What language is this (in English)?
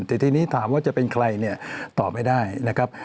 Thai